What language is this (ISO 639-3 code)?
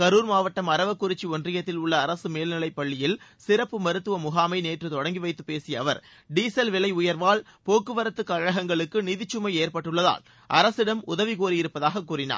tam